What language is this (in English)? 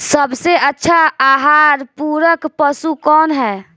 Bhojpuri